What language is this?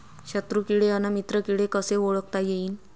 Marathi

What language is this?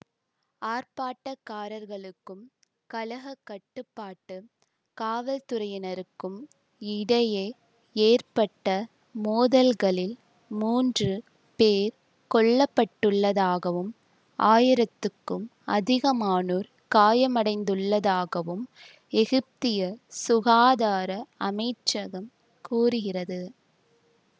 Tamil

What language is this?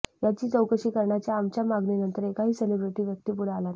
Marathi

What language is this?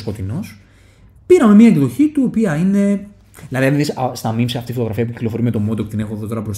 Greek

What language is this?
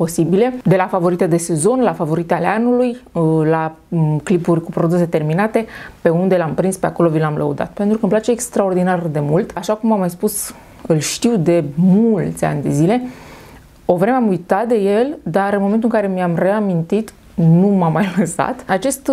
Romanian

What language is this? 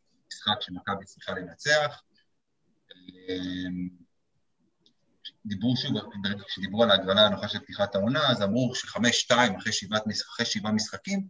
Hebrew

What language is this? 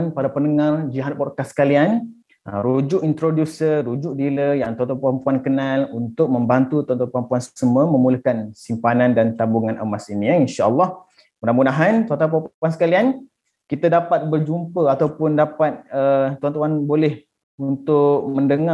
Malay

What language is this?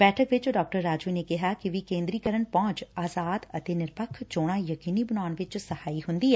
Punjabi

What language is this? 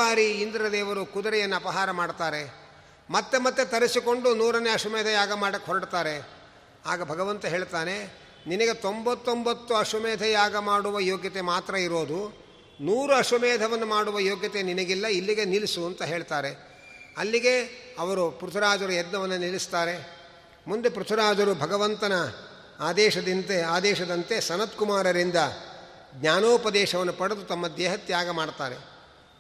Kannada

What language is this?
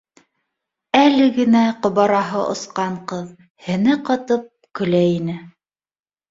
Bashkir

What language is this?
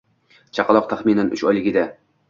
Uzbek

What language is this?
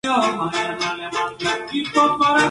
Spanish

